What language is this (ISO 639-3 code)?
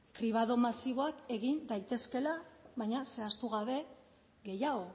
eus